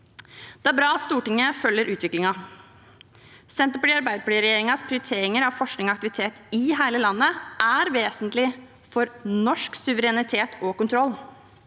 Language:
Norwegian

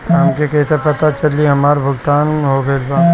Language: Bhojpuri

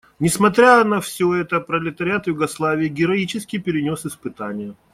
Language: Russian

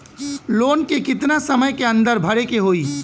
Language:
Bhojpuri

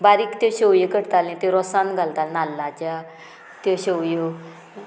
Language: Konkani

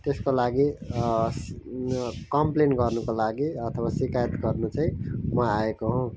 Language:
Nepali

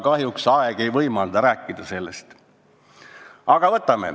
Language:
Estonian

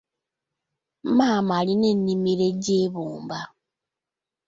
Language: Ganda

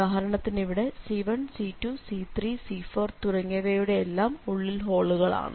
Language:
Malayalam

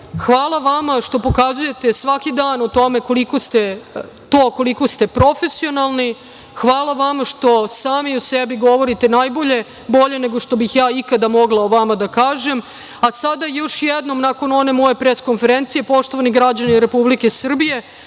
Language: Serbian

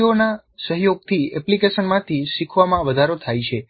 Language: Gujarati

